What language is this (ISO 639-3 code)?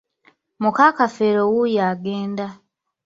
lug